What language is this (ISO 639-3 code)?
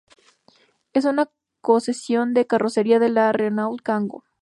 spa